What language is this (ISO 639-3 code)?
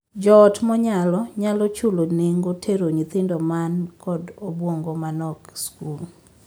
luo